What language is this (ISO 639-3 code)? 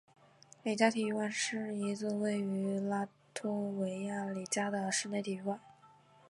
zho